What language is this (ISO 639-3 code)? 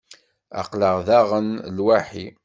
kab